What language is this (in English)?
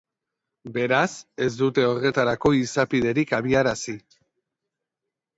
Basque